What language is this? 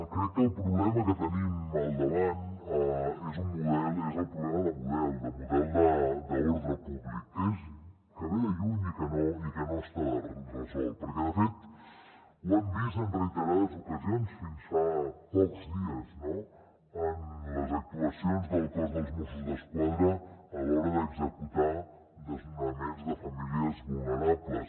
Catalan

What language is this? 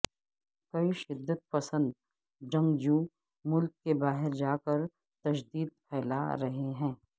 Urdu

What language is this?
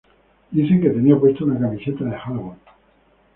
Spanish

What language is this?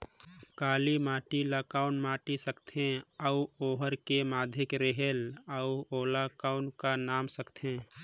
Chhattisgarhi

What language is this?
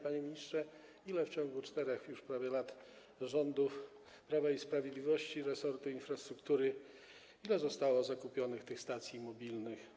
Polish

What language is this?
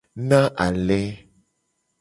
Gen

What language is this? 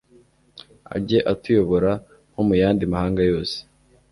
Kinyarwanda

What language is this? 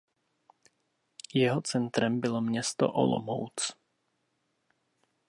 Czech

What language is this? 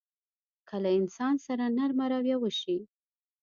Pashto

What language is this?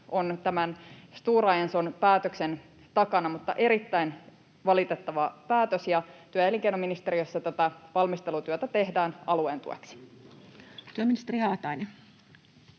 Finnish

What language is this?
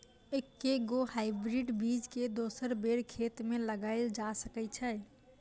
Maithili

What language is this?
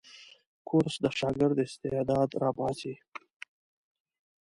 Pashto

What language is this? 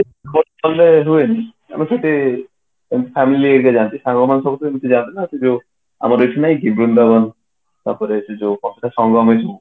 Odia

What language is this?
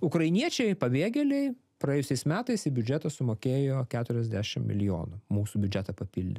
Lithuanian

